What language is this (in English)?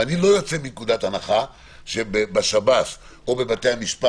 Hebrew